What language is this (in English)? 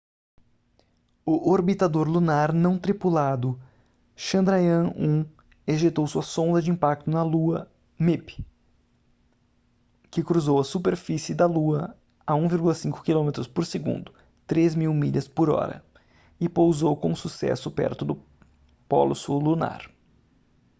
Portuguese